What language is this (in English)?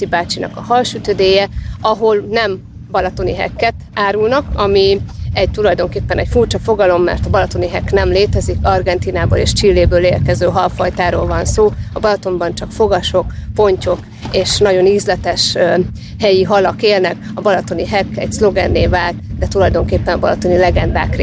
Hungarian